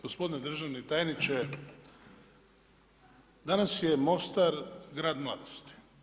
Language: Croatian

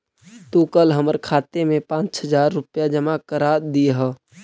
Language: Magahi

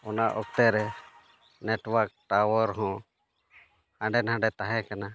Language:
Santali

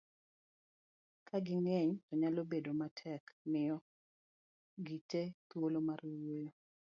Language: Luo (Kenya and Tanzania)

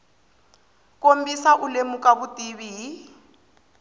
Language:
Tsonga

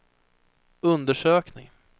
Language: Swedish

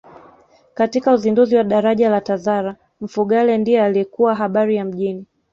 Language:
Swahili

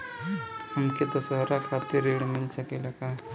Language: Bhojpuri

